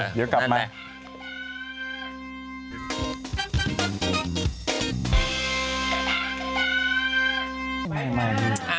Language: Thai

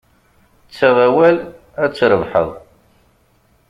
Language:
Kabyle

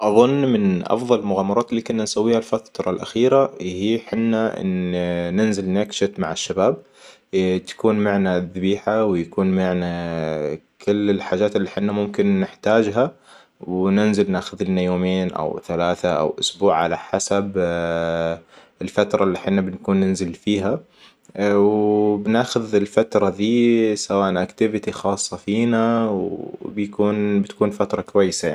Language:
Hijazi Arabic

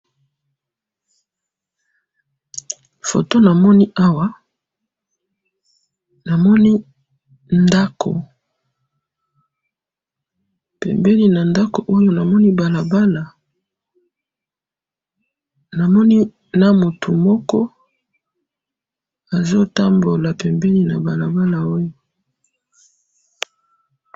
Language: Lingala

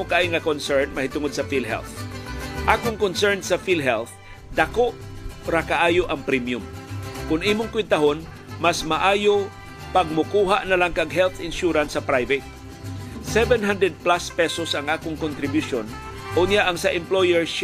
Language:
Filipino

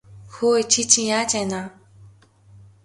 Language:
Mongolian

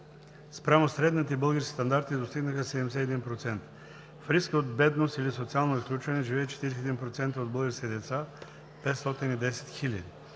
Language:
Bulgarian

